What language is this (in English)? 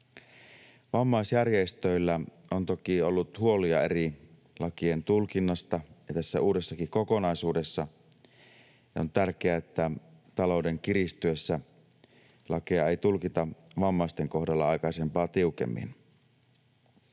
Finnish